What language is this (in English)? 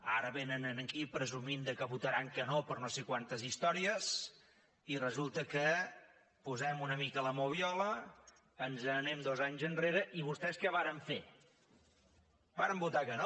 Catalan